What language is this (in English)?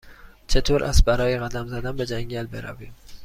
Persian